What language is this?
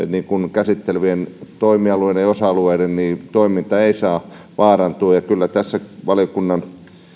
Finnish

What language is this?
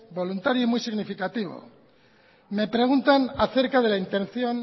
Spanish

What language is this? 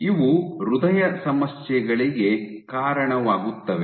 Kannada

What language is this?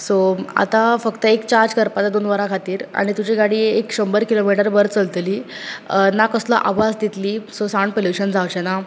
Konkani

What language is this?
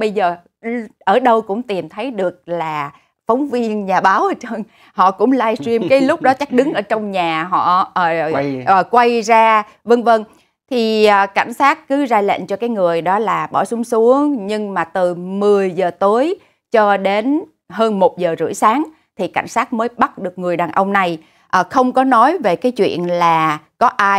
Vietnamese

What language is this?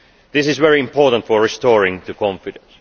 English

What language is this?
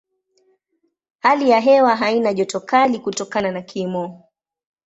Swahili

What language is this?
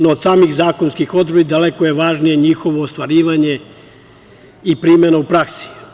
Serbian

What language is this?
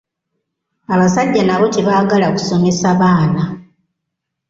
Ganda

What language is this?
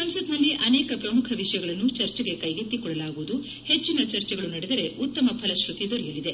Kannada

